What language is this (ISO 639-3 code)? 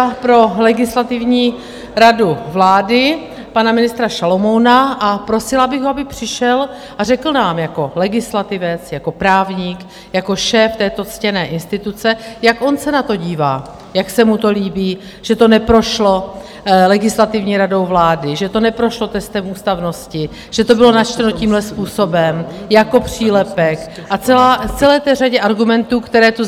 ces